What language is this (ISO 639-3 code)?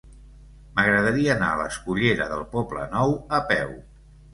cat